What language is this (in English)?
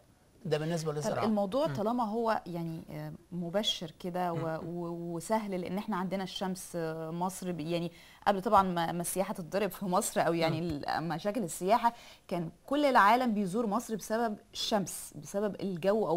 Arabic